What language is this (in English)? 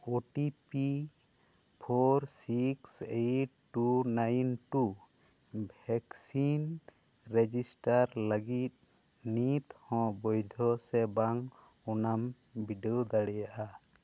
Santali